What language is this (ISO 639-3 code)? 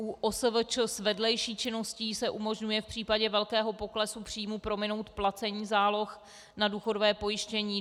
ces